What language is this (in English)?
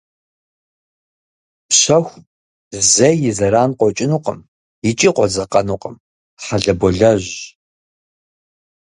Kabardian